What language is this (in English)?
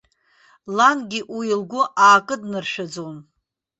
Abkhazian